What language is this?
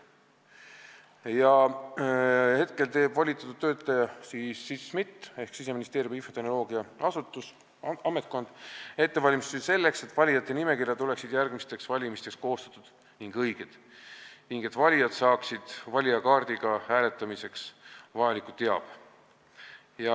Estonian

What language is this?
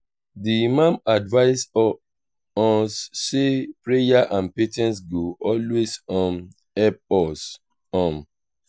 Nigerian Pidgin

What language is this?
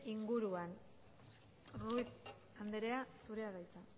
Basque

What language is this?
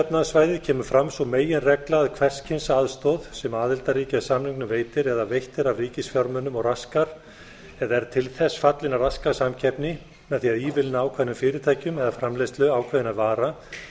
Icelandic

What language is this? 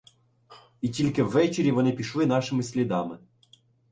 Ukrainian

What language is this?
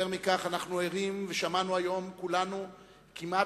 Hebrew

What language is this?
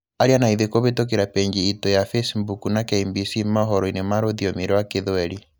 Kikuyu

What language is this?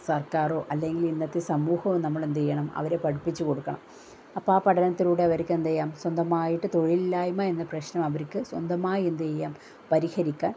Malayalam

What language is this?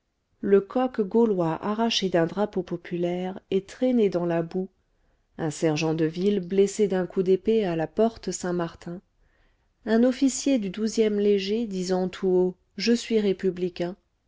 French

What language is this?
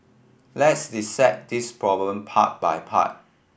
English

